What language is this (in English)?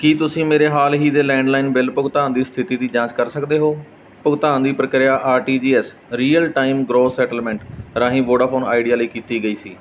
Punjabi